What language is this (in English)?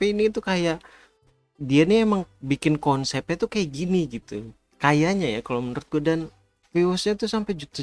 Indonesian